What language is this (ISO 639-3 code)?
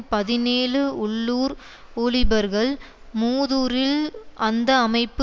tam